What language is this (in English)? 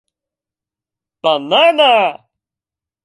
Japanese